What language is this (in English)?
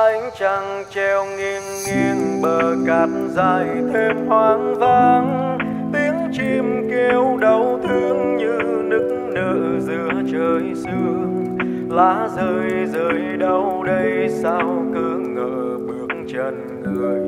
Vietnamese